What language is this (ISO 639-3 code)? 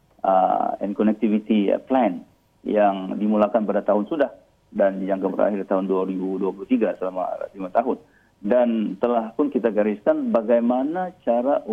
msa